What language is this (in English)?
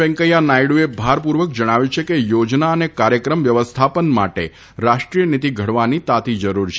Gujarati